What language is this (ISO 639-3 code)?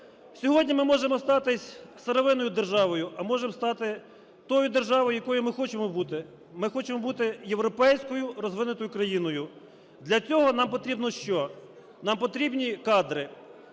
ukr